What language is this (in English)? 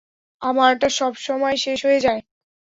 Bangla